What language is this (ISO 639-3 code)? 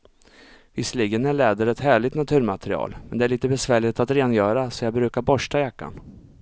swe